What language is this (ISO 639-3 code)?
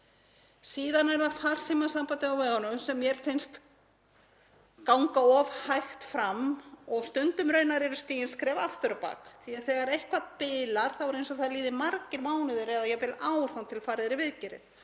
isl